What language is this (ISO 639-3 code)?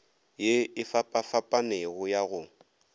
nso